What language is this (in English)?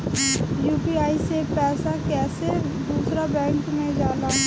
Bhojpuri